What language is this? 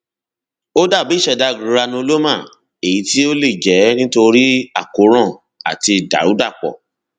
Yoruba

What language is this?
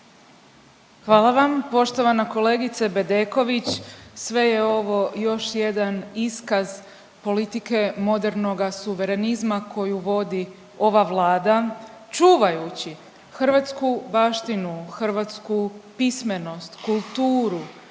Croatian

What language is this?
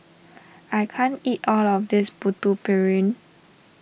English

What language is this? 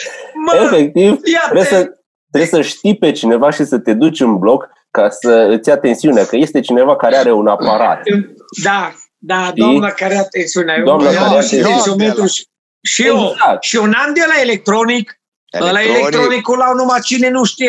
Romanian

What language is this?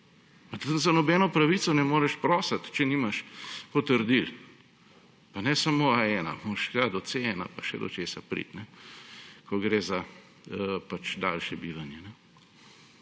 Slovenian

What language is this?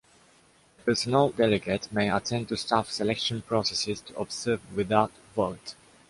English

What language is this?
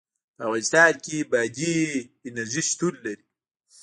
Pashto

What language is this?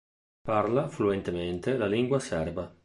Italian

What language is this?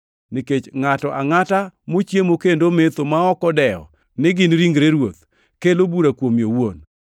Luo (Kenya and Tanzania)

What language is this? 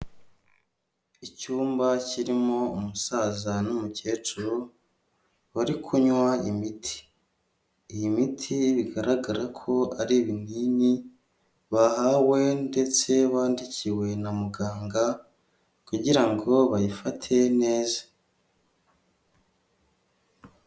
Kinyarwanda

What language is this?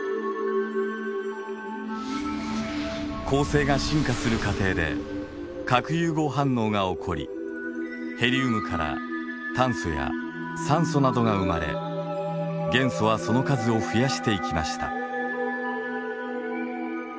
Japanese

